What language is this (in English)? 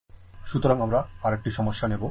Bangla